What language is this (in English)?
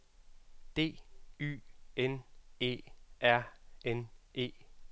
Danish